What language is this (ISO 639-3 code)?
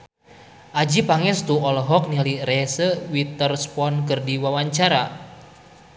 sun